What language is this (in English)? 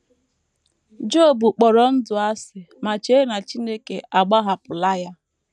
Igbo